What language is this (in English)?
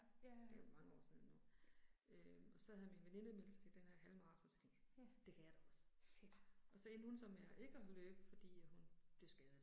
Danish